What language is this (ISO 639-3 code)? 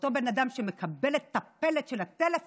heb